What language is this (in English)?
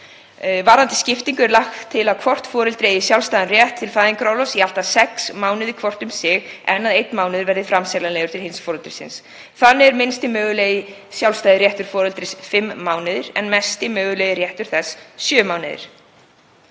Icelandic